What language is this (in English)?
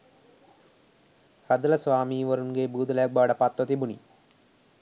Sinhala